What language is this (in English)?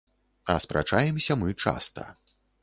Belarusian